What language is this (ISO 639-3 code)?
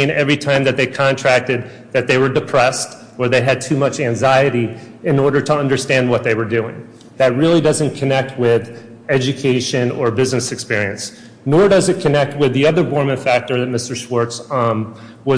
eng